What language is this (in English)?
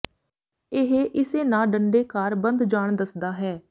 Punjabi